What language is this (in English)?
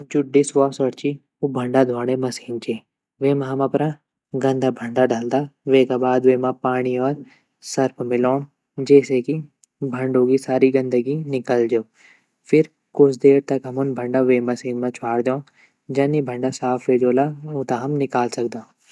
Garhwali